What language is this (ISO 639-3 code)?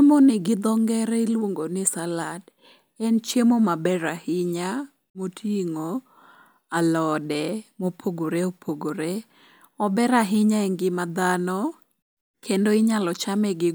luo